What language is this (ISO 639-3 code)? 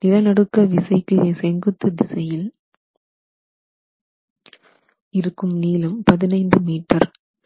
tam